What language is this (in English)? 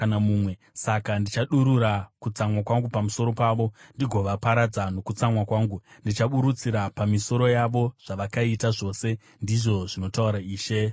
Shona